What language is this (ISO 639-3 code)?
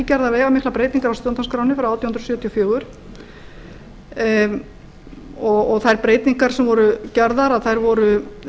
isl